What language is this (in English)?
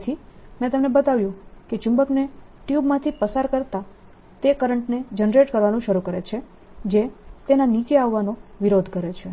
Gujarati